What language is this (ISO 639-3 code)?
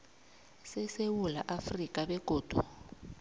nbl